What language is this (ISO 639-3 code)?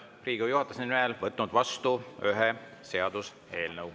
est